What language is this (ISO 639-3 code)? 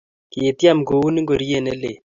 kln